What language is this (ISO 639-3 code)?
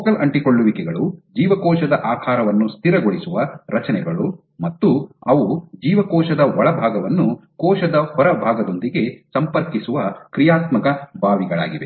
kan